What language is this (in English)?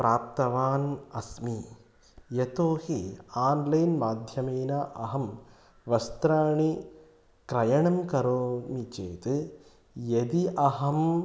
Sanskrit